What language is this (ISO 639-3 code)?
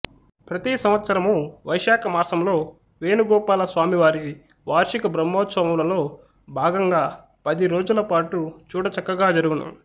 tel